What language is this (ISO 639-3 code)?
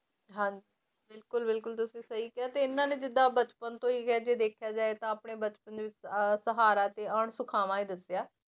pan